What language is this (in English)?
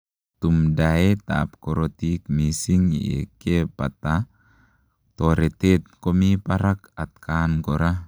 Kalenjin